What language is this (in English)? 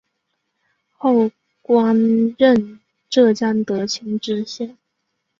Chinese